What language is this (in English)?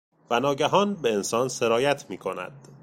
Persian